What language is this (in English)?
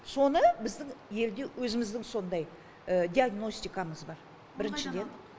Kazakh